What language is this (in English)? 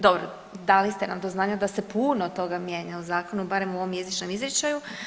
Croatian